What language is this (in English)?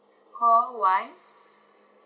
English